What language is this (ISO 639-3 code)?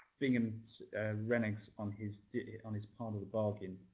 eng